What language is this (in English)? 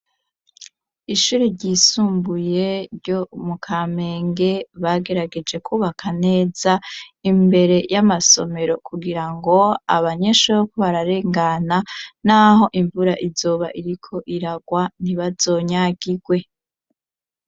Rundi